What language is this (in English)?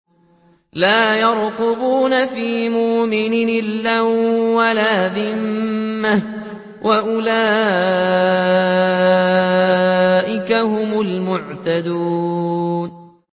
Arabic